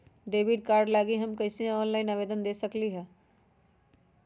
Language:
Magahi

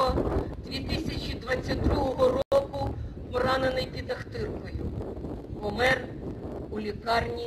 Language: Russian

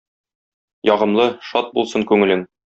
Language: Tatar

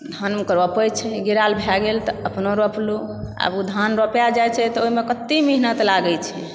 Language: Maithili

